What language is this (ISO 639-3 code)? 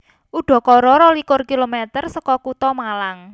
jav